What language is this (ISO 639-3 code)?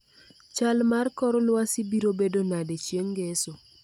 luo